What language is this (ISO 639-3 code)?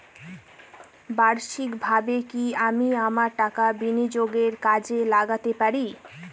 ben